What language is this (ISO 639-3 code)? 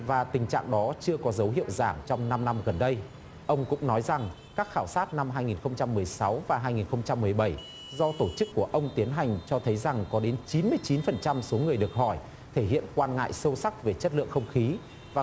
vie